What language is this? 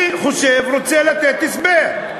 Hebrew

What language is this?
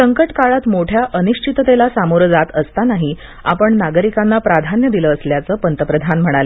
Marathi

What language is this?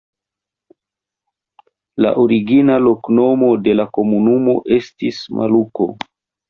Esperanto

